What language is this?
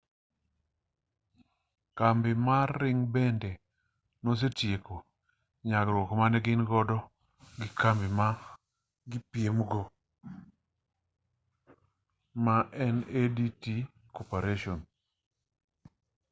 Luo (Kenya and Tanzania)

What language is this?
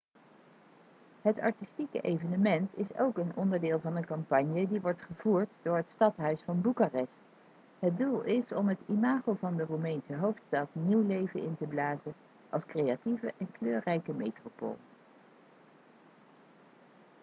Dutch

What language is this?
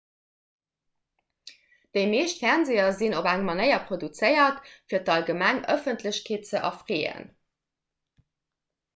Luxembourgish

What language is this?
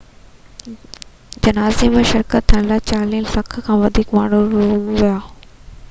Sindhi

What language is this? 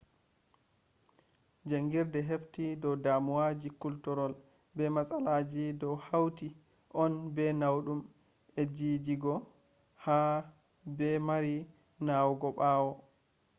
Fula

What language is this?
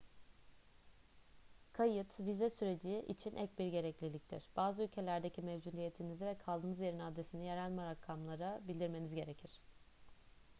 Turkish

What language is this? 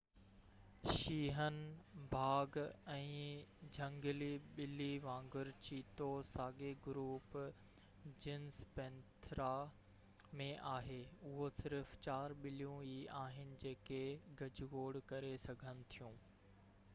Sindhi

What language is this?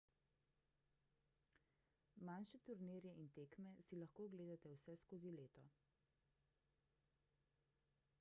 Slovenian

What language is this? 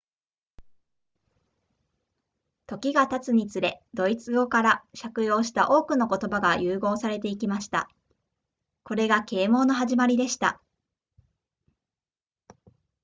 Japanese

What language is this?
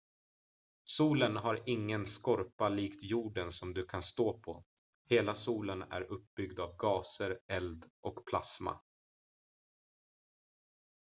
Swedish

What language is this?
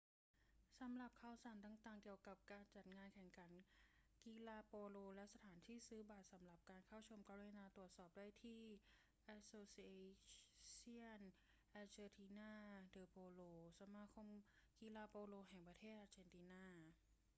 Thai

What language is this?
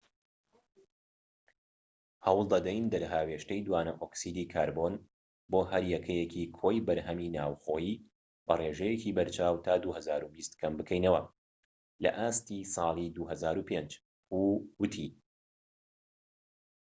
Central Kurdish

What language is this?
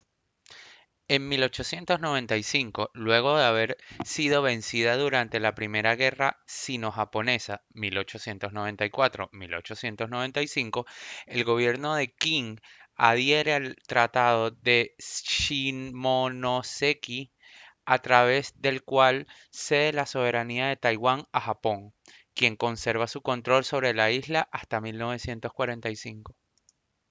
Spanish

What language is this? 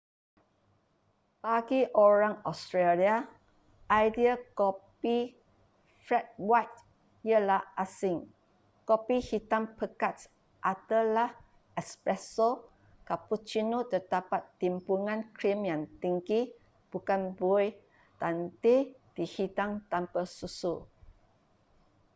Malay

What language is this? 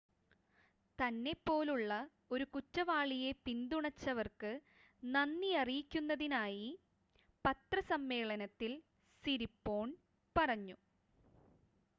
Malayalam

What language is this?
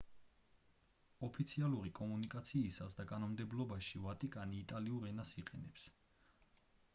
Georgian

